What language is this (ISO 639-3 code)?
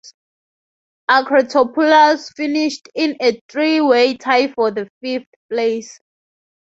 eng